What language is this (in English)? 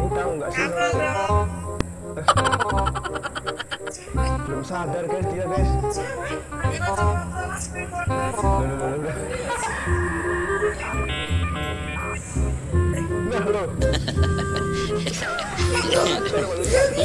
Indonesian